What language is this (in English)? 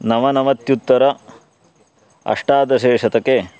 Sanskrit